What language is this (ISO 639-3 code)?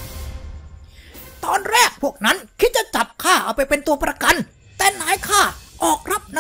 tha